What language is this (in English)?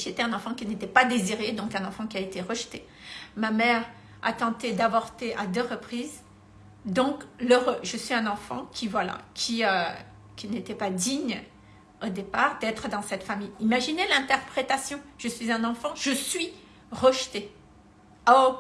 French